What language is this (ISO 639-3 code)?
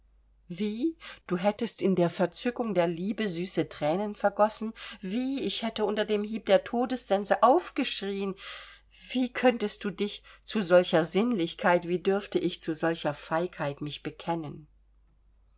deu